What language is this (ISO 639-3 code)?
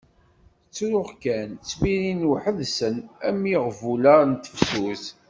kab